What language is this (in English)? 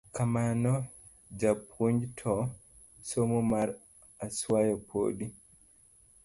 Luo (Kenya and Tanzania)